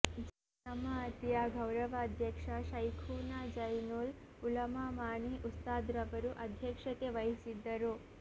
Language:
Kannada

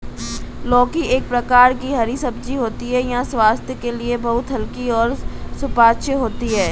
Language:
Hindi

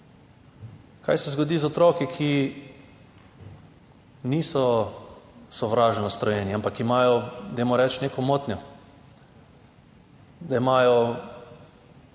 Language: Slovenian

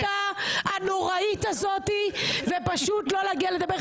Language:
Hebrew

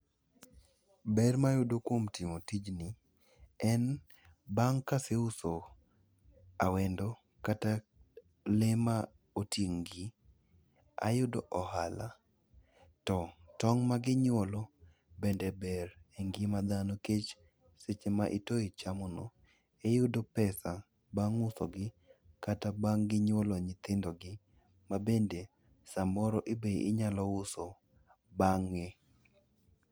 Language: Luo (Kenya and Tanzania)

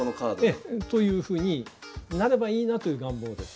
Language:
Japanese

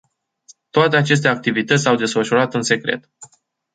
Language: Romanian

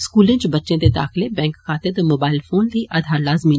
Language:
Dogri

